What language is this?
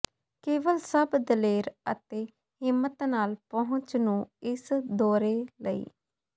Punjabi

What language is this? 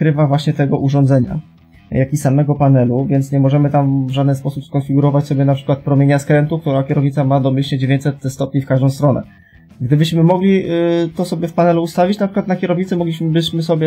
Polish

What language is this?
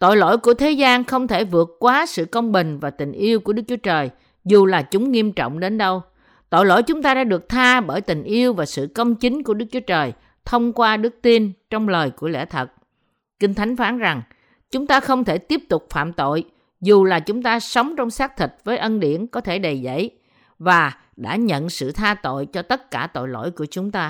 Vietnamese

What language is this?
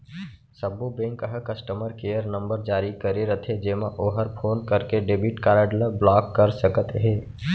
Chhattisgarhi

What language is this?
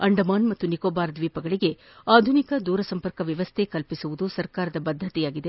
Kannada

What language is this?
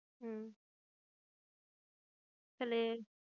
Bangla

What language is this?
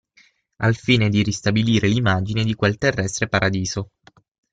Italian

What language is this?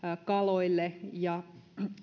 Finnish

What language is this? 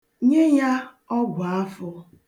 Igbo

